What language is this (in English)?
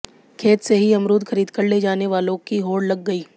Hindi